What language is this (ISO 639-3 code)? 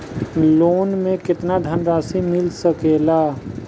bho